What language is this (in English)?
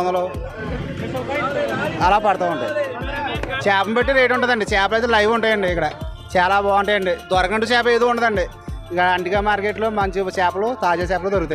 Indonesian